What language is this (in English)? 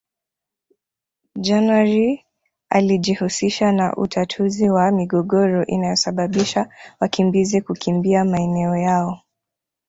Swahili